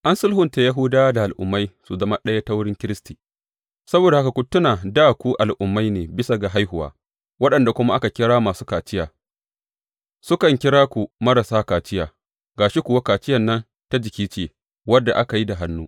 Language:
Hausa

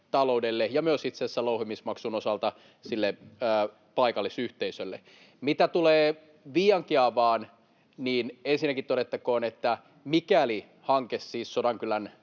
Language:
Finnish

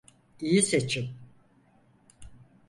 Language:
Turkish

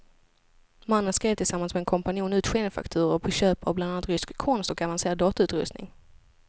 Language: Swedish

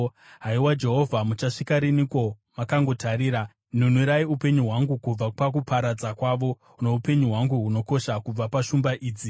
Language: Shona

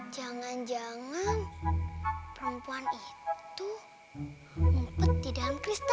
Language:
Indonesian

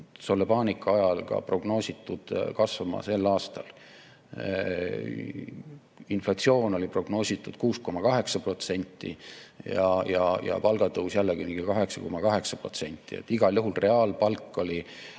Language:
Estonian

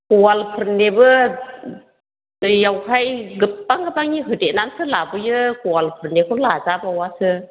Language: Bodo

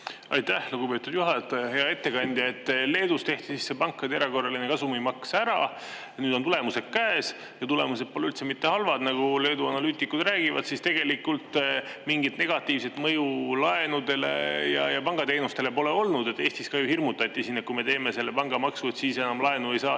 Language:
Estonian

